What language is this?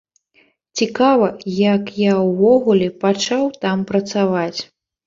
Belarusian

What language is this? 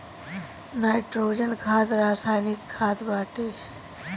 Bhojpuri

